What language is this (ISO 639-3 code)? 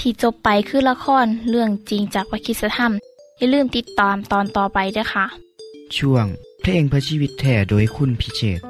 tha